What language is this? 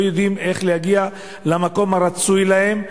Hebrew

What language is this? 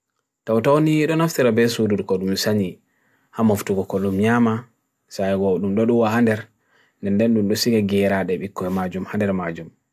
Bagirmi Fulfulde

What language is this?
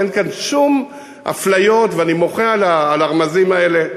Hebrew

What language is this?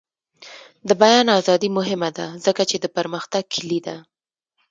Pashto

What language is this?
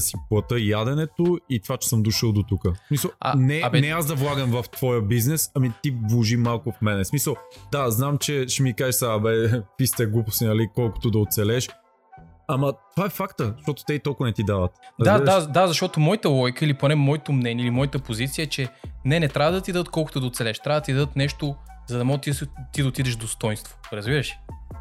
Bulgarian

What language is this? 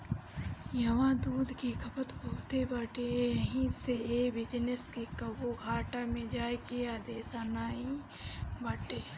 Bhojpuri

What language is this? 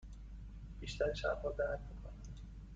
Persian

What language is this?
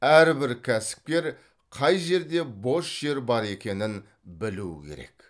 Kazakh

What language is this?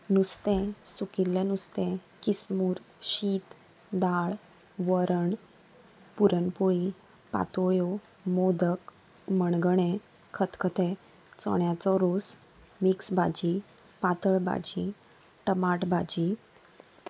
Konkani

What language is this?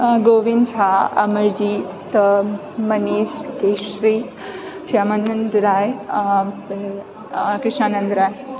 Maithili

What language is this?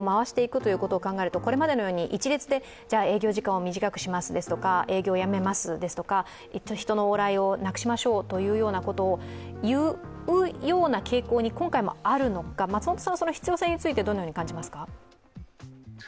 Japanese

